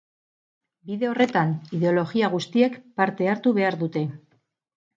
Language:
Basque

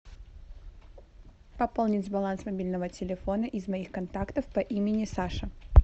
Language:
Russian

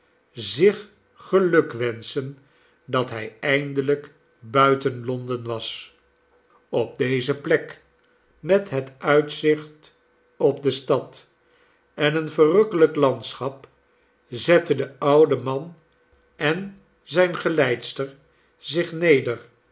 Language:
Dutch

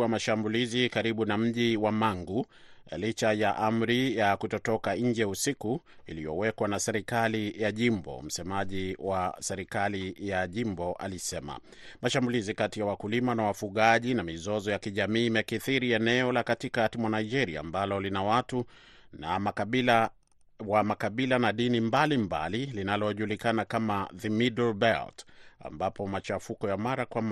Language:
Swahili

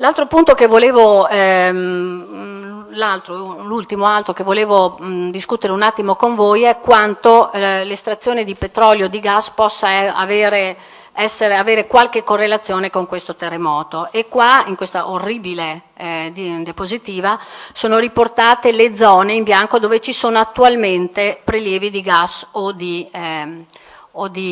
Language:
Italian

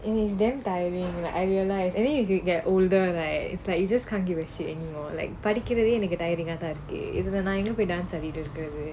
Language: English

